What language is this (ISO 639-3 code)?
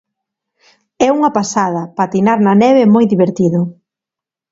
glg